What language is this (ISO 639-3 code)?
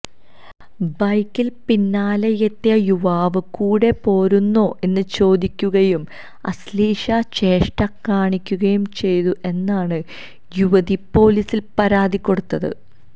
mal